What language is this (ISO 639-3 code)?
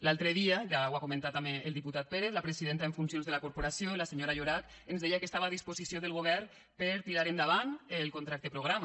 cat